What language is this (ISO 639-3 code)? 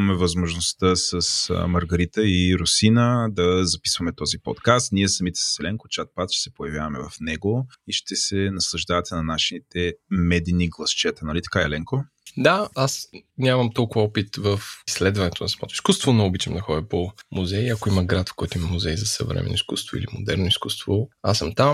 bul